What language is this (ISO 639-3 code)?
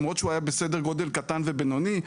heb